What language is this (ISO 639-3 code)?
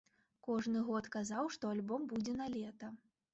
bel